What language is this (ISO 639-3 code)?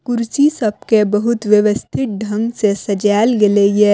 mai